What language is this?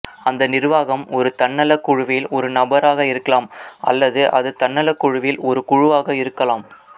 Tamil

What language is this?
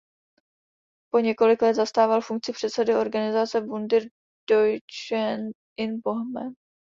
Czech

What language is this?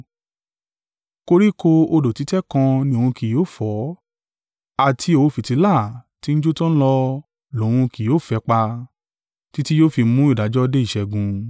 Yoruba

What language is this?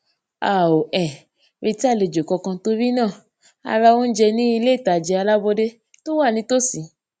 Yoruba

